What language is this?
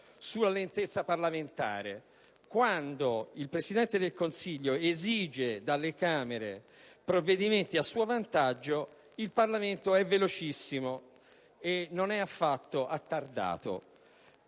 Italian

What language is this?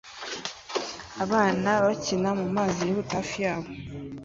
Kinyarwanda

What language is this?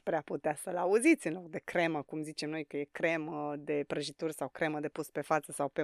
Romanian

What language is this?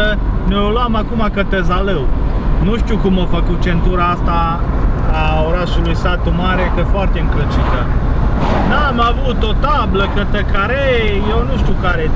Romanian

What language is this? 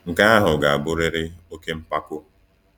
Igbo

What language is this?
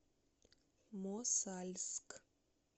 Russian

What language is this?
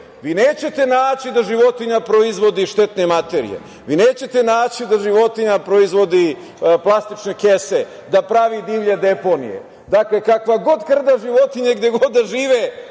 Serbian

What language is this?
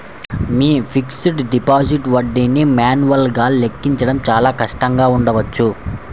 Telugu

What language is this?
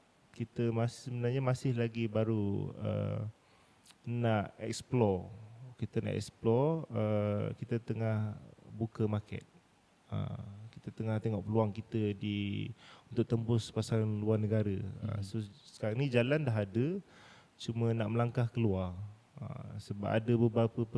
Malay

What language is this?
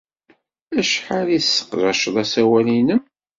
Kabyle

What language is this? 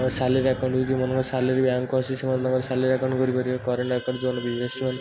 Odia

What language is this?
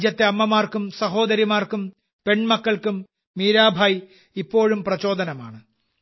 Malayalam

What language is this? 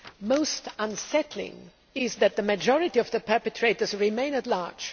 English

